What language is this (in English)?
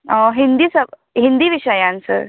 Konkani